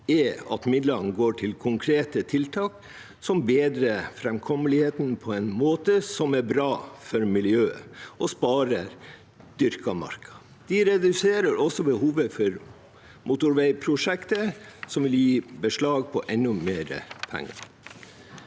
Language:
Norwegian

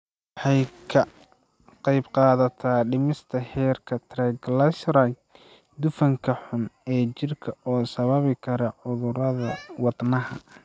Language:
Somali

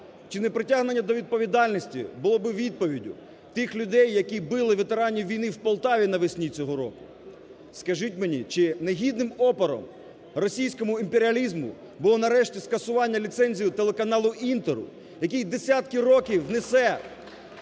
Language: Ukrainian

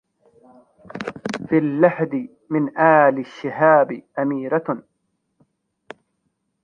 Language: Arabic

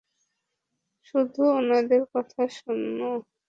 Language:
Bangla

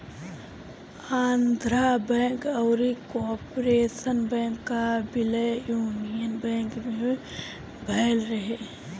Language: Bhojpuri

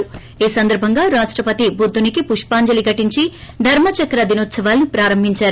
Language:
Telugu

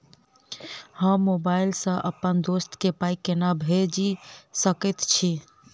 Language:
Maithili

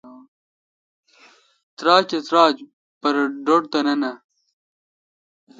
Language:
Kalkoti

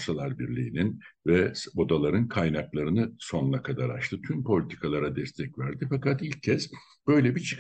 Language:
Turkish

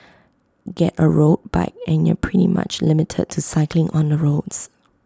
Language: English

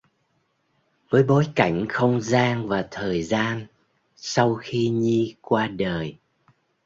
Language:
Vietnamese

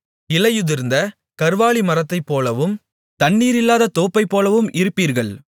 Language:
Tamil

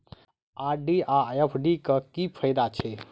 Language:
Maithili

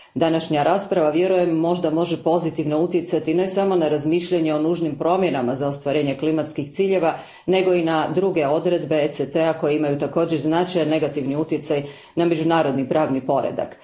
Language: Croatian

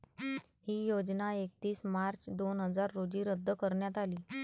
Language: Marathi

